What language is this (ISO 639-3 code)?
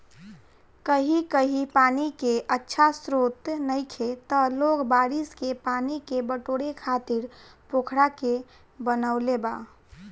bho